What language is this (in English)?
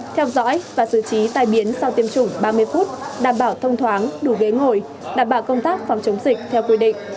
Vietnamese